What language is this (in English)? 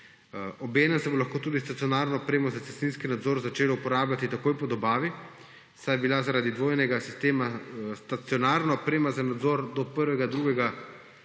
Slovenian